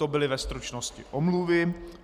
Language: Czech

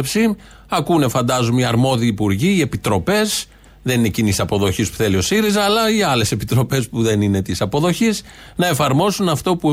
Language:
Greek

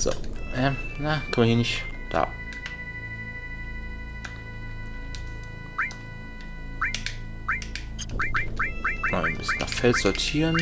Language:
German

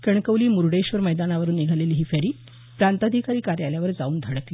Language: Marathi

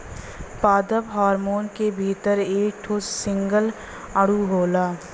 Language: Bhojpuri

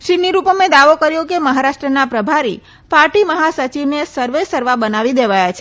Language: Gujarati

